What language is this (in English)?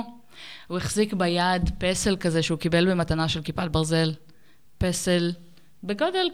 Hebrew